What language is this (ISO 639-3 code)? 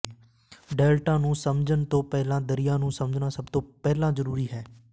pan